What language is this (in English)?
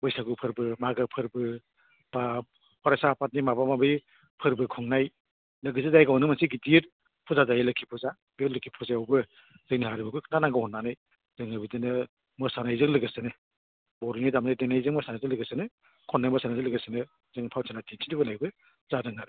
Bodo